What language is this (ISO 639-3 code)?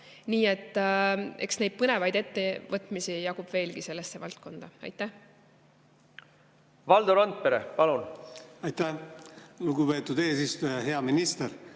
est